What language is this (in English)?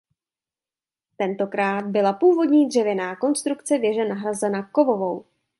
Czech